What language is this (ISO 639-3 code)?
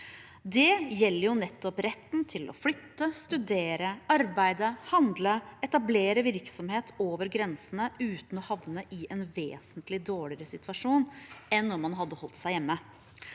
nor